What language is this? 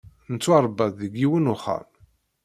Kabyle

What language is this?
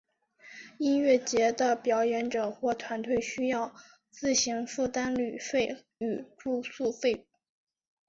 Chinese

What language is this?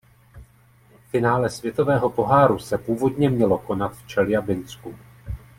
Czech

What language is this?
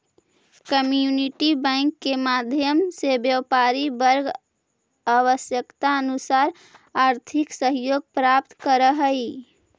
Magahi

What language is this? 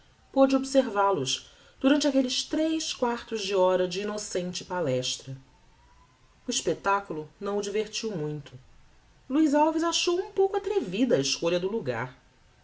Portuguese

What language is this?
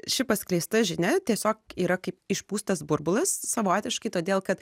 Lithuanian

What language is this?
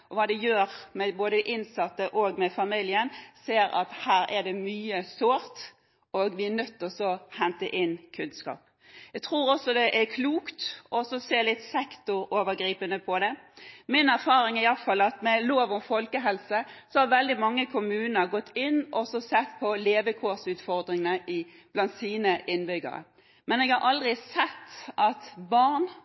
Norwegian Bokmål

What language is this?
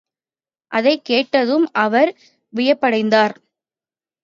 Tamil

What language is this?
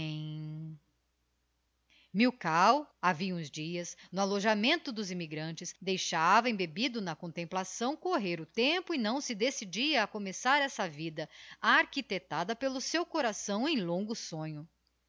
Portuguese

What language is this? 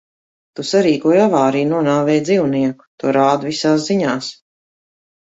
Latvian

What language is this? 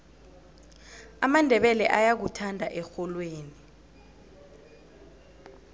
South Ndebele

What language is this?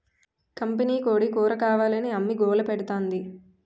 Telugu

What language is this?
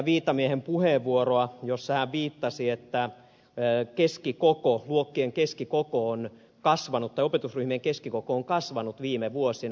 Finnish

